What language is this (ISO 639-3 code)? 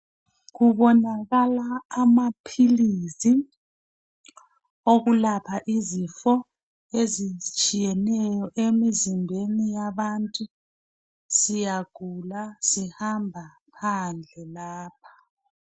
nde